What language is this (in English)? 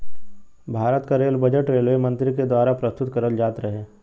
Bhojpuri